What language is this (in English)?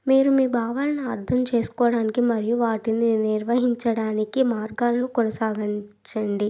Telugu